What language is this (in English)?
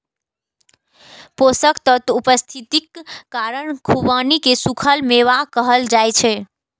Maithili